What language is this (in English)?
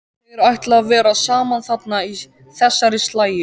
Icelandic